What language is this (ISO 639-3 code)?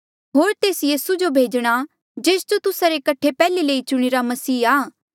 mjl